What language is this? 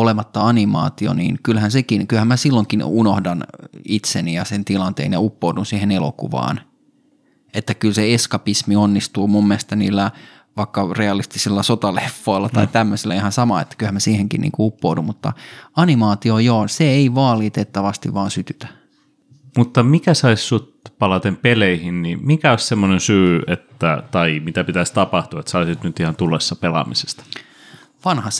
Finnish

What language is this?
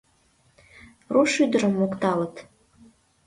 Mari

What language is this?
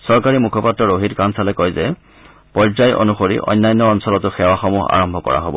Assamese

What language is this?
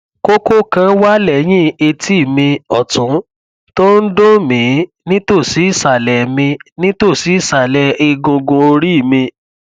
Yoruba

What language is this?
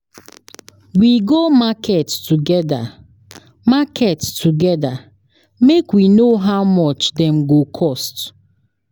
Nigerian Pidgin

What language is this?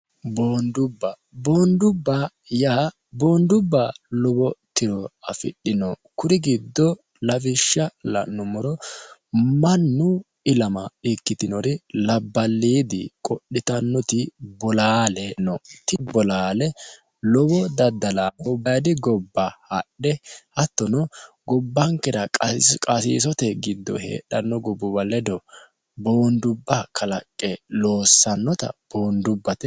Sidamo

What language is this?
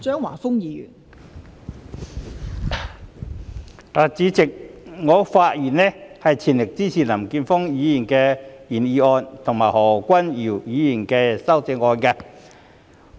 Cantonese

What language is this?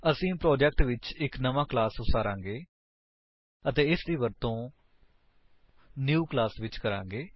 Punjabi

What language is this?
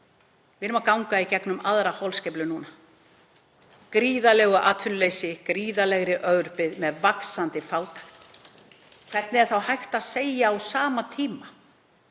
Icelandic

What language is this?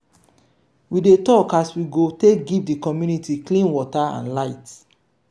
Nigerian Pidgin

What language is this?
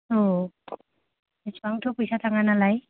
Bodo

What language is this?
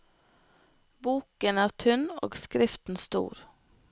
Norwegian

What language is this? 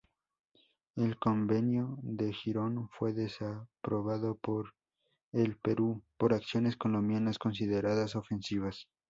Spanish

